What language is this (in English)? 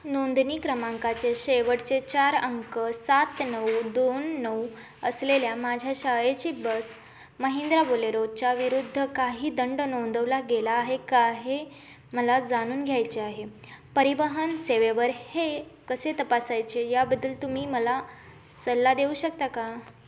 Marathi